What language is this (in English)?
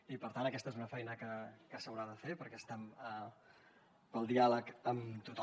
Catalan